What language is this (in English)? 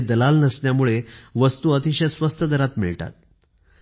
Marathi